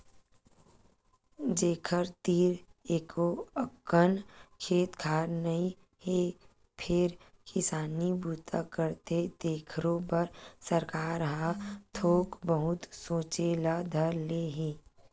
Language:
Chhattisgarhi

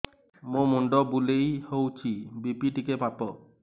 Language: Odia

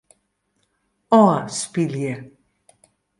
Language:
Western Frisian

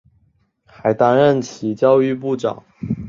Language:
Chinese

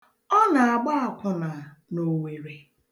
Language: Igbo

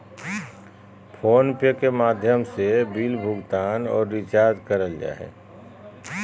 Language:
Magahi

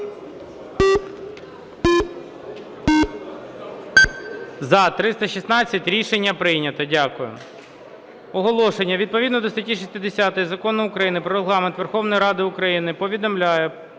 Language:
Ukrainian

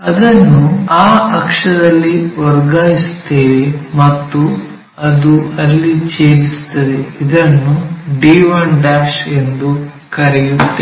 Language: Kannada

